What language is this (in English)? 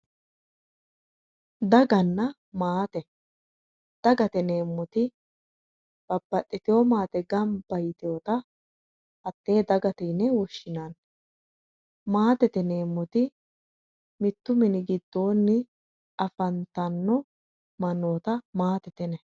Sidamo